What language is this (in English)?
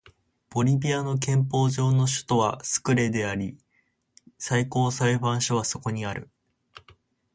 Japanese